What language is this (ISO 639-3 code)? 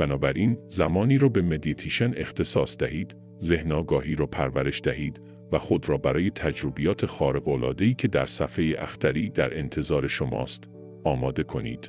fas